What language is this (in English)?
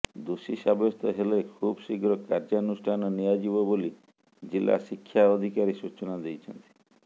Odia